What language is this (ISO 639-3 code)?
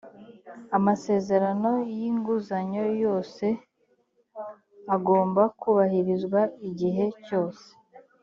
kin